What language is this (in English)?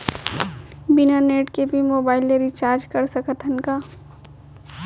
Chhattisgarhi